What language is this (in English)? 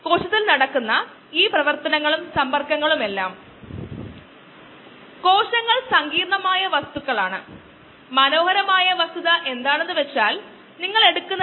Malayalam